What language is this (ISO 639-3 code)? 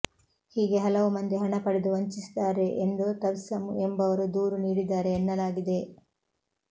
kan